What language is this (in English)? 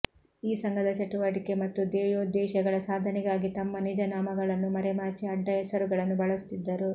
Kannada